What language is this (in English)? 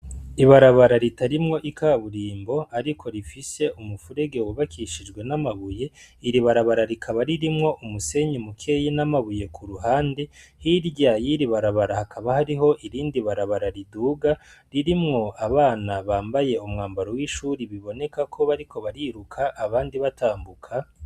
Rundi